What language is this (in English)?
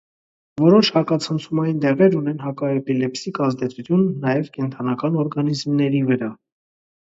Armenian